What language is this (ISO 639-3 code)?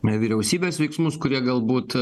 lit